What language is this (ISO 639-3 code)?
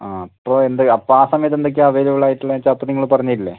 mal